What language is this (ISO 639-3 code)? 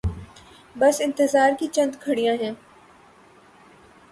urd